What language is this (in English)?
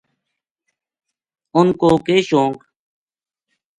Gujari